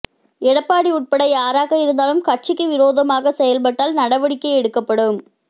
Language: Tamil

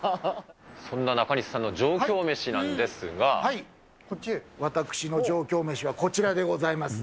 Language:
Japanese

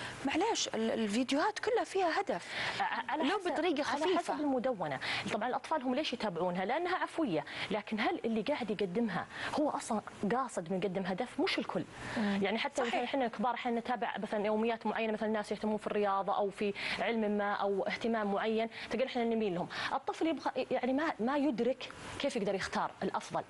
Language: Arabic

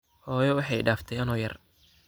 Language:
Somali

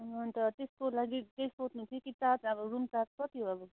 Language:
Nepali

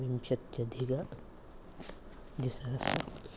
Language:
Sanskrit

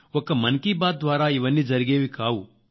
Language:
Telugu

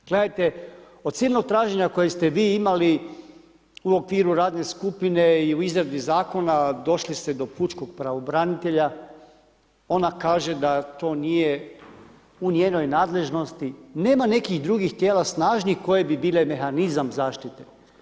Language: Croatian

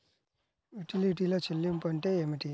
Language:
Telugu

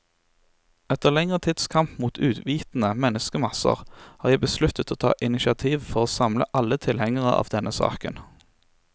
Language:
Norwegian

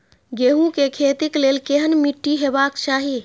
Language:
Maithili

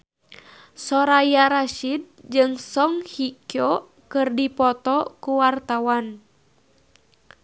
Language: Sundanese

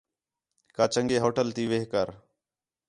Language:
Khetrani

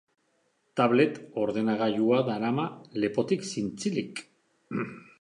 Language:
Basque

